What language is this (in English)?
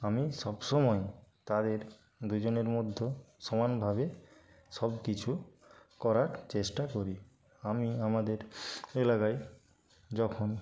Bangla